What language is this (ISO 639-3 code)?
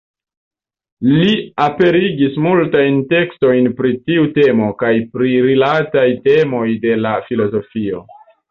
epo